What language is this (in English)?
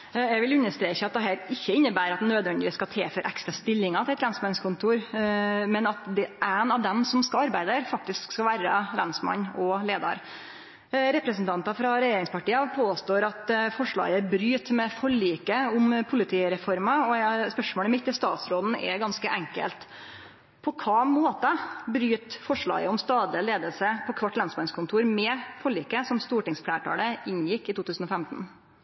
Norwegian